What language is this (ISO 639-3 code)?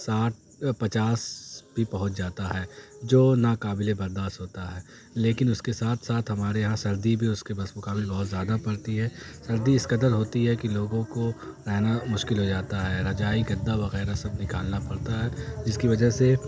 urd